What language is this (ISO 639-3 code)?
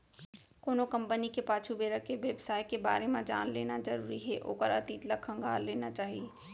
hne